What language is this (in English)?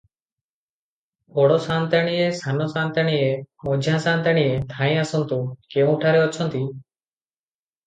Odia